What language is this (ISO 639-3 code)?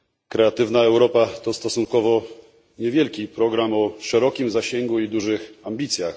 pol